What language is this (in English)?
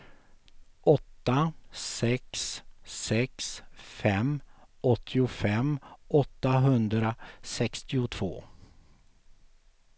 Swedish